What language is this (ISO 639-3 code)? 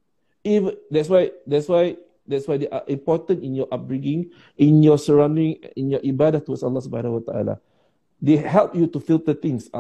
msa